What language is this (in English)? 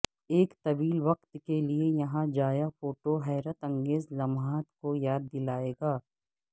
Urdu